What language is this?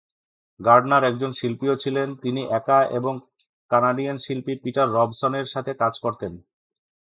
Bangla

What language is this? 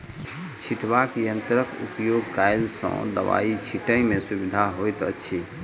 Maithili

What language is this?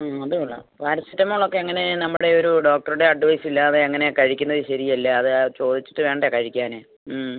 Malayalam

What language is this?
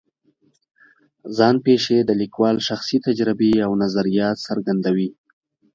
Pashto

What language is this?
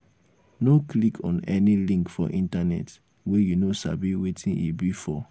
Nigerian Pidgin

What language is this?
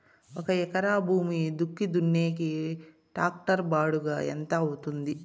Telugu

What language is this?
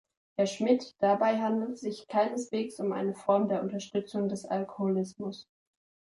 German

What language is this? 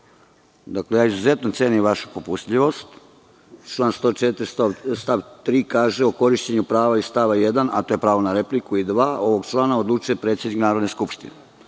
Serbian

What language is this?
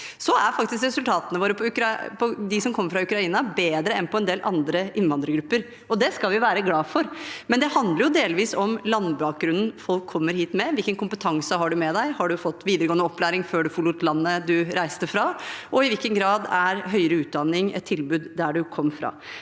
Norwegian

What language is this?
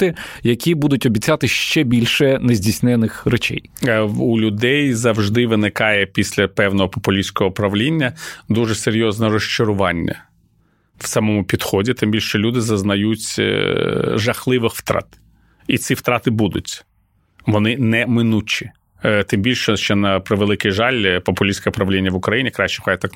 Ukrainian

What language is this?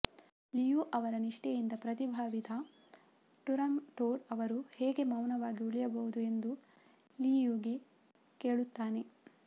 Kannada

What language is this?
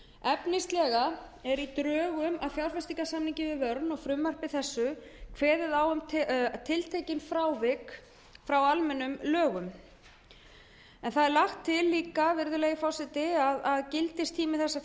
Icelandic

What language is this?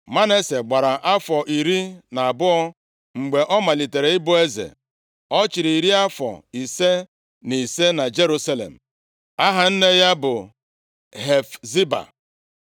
Igbo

